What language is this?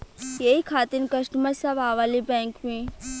Bhojpuri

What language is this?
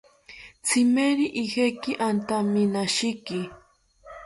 South Ucayali Ashéninka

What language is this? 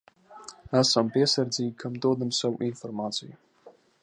Latvian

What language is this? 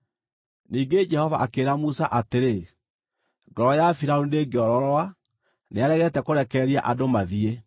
Kikuyu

